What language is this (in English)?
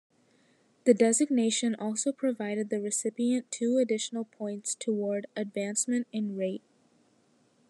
English